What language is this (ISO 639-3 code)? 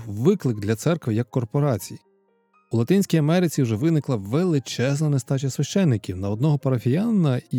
ukr